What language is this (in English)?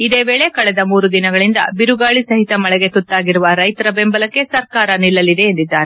Kannada